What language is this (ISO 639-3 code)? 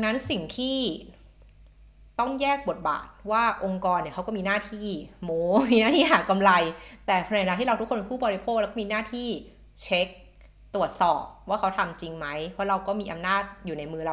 tha